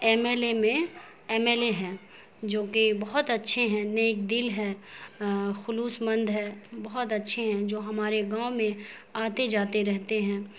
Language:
Urdu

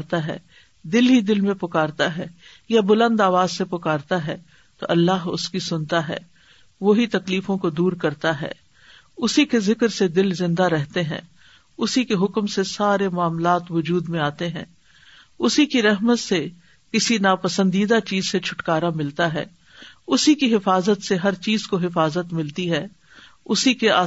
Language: Urdu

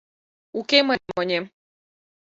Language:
Mari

